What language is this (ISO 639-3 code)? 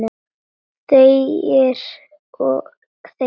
isl